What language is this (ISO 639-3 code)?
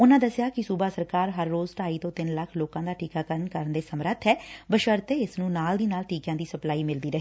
pan